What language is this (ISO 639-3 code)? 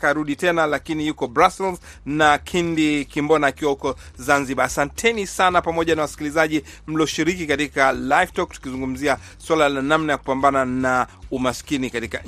swa